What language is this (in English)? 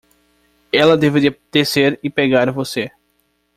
Portuguese